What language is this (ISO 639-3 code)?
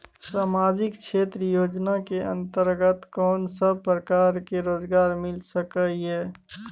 mai